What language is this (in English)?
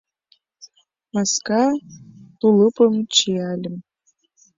Mari